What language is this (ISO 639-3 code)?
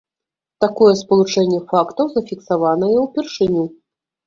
bel